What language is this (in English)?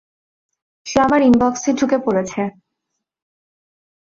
Bangla